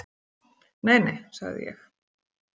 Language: Icelandic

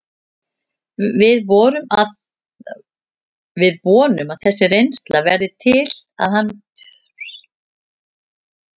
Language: Icelandic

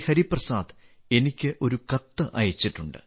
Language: Malayalam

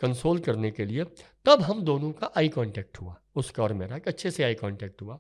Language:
Hindi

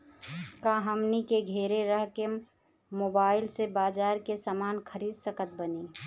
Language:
Bhojpuri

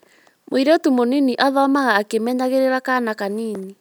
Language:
Kikuyu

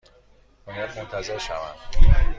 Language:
Persian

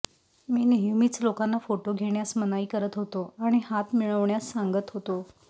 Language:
Marathi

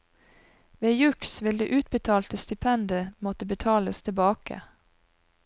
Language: Norwegian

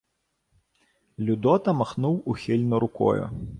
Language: Ukrainian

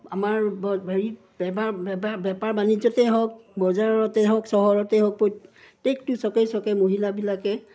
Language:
Assamese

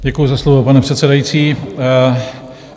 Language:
Czech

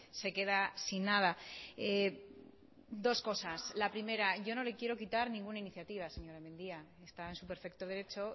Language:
Spanish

